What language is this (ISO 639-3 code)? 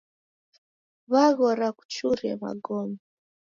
dav